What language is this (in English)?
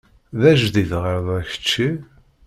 Kabyle